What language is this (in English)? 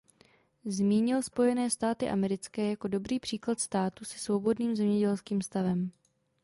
Czech